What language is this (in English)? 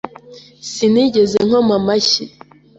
Kinyarwanda